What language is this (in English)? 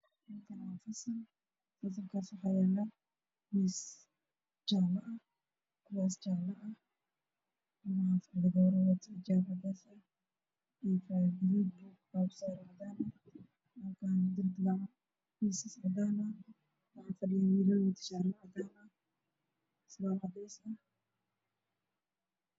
Somali